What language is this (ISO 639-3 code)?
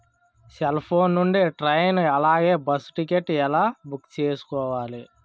tel